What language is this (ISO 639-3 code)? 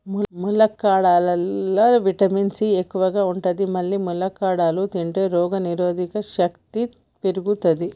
tel